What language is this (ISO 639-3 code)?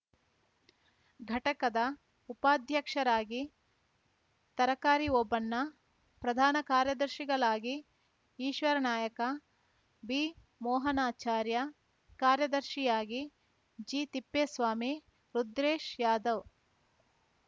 kan